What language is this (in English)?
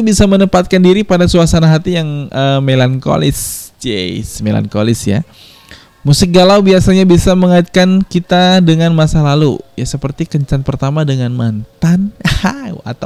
Indonesian